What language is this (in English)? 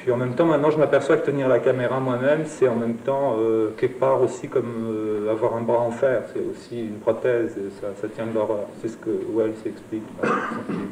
French